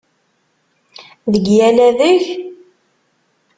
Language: Kabyle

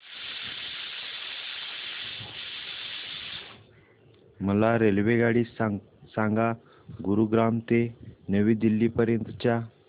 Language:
Marathi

